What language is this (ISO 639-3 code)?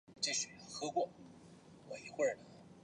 zho